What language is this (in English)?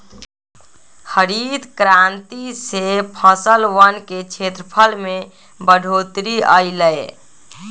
Magahi